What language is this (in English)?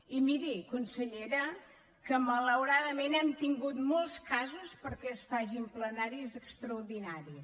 Catalan